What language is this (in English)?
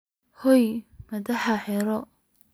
Somali